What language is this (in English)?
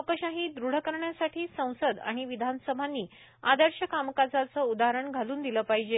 Marathi